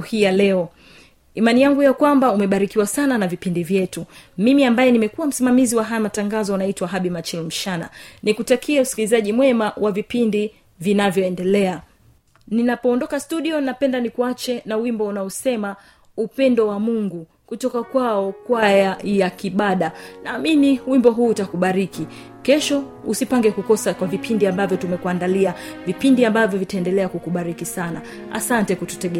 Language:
Swahili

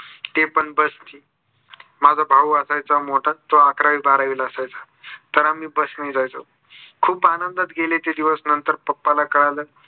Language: Marathi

